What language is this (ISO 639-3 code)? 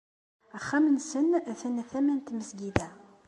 kab